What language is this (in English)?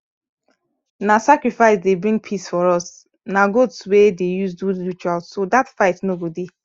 Nigerian Pidgin